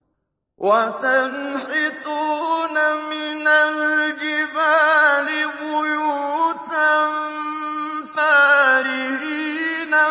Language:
Arabic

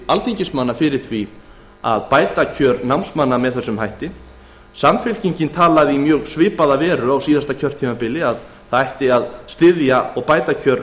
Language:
Icelandic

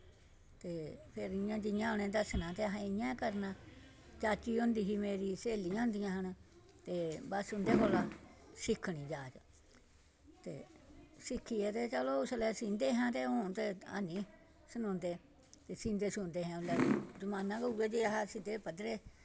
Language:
Dogri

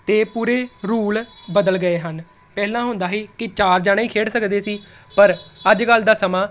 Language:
Punjabi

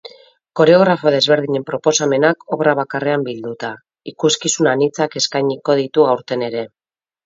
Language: Basque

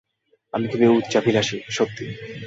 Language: Bangla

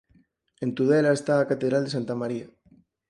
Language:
Galician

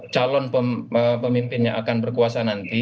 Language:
Indonesian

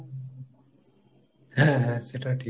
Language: Bangla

